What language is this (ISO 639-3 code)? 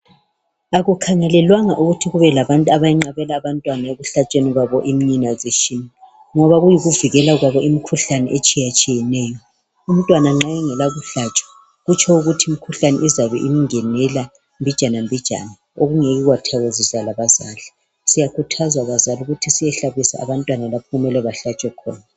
nde